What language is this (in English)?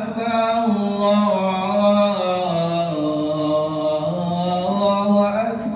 Arabic